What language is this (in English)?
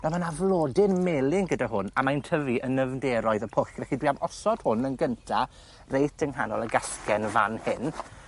Welsh